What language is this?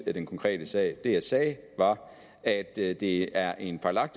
Danish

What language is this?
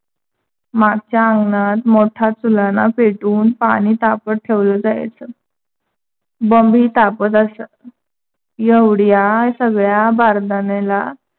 Marathi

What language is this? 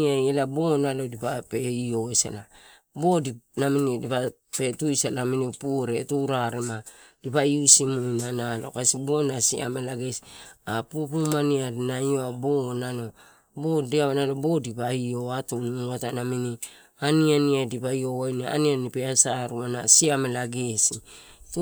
Torau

